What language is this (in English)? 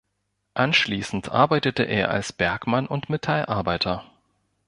German